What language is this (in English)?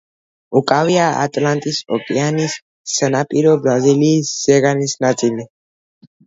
Georgian